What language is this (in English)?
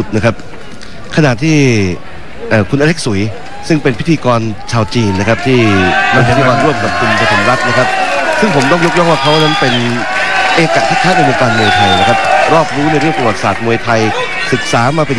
Thai